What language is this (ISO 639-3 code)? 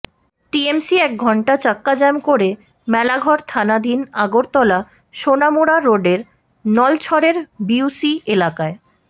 ben